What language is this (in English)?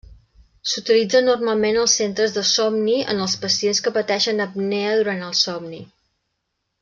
Catalan